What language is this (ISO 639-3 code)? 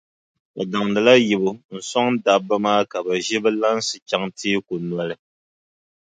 dag